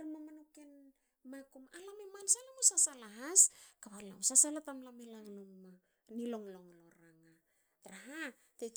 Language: Hakö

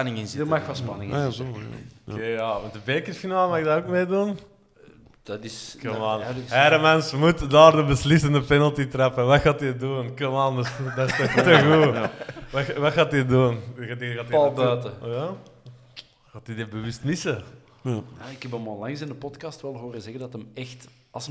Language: Dutch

